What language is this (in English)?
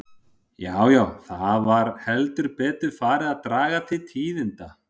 Icelandic